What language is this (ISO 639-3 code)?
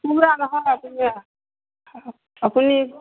asm